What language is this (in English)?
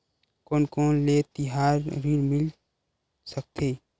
Chhattisgarhi